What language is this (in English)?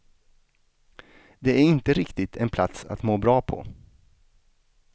Swedish